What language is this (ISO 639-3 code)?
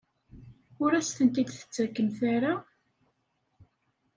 kab